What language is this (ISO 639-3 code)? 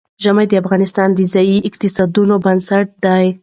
pus